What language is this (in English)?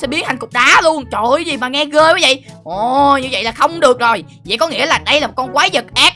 Vietnamese